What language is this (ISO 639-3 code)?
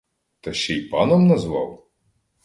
ukr